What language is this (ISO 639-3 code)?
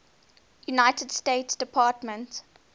eng